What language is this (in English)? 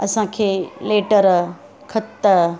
Sindhi